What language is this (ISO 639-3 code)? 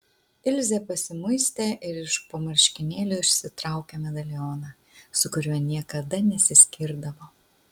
lit